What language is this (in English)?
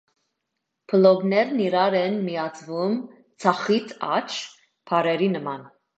Armenian